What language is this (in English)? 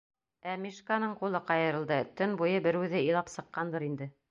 Bashkir